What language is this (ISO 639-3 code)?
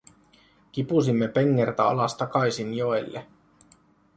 fin